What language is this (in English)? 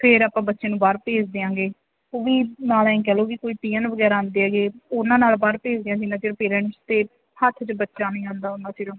Punjabi